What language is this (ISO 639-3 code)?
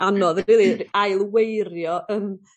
cym